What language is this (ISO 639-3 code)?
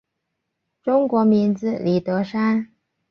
zho